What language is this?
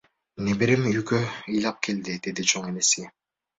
Kyrgyz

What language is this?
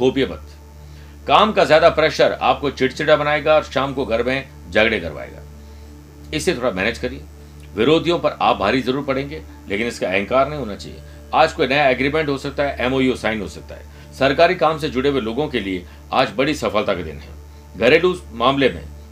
Hindi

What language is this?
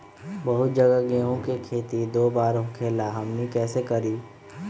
Magahi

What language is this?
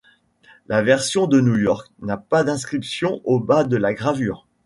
French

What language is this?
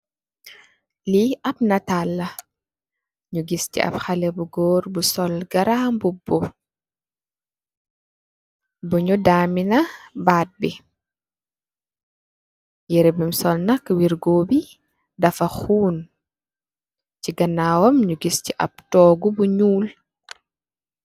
Wolof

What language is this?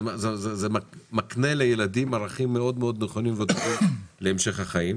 Hebrew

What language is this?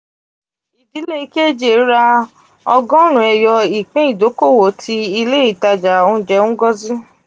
Yoruba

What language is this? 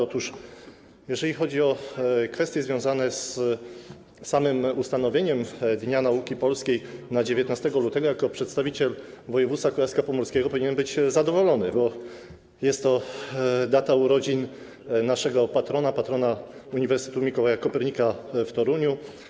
Polish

